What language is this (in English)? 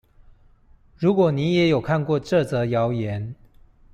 Chinese